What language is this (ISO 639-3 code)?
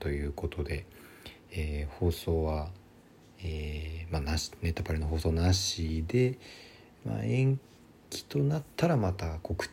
jpn